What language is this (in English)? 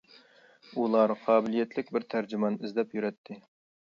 Uyghur